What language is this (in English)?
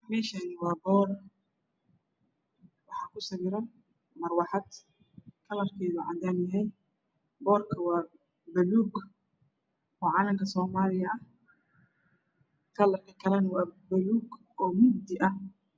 Somali